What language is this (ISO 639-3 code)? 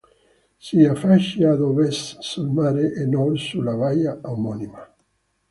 ita